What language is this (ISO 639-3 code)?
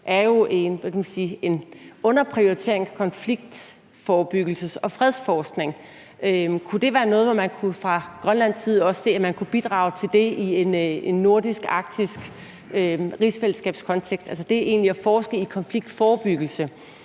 dan